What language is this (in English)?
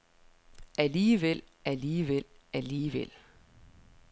Danish